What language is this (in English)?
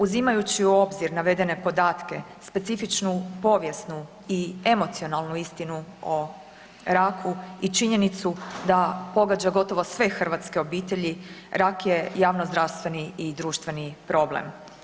Croatian